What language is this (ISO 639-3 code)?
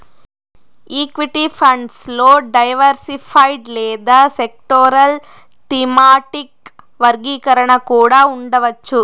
tel